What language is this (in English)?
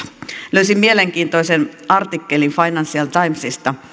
Finnish